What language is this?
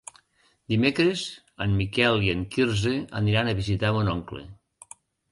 Catalan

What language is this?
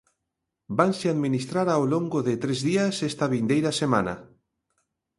Galician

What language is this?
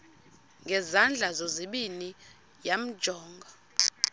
Xhosa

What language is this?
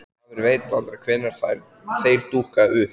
Icelandic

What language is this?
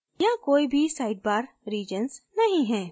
Hindi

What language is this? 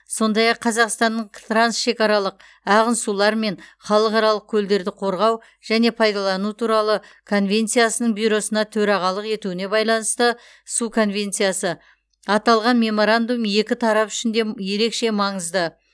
Kazakh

